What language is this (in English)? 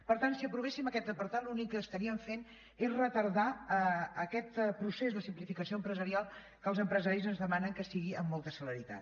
Catalan